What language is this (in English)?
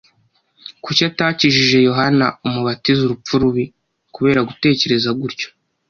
Kinyarwanda